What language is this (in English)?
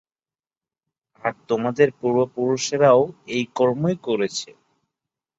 Bangla